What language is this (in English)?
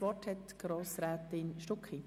Swiss German